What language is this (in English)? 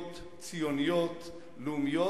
Hebrew